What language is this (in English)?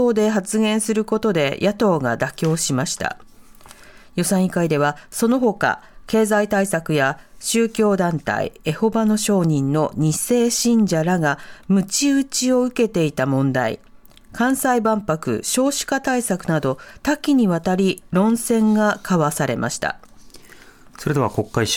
Japanese